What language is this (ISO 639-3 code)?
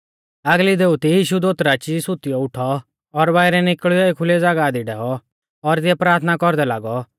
bfz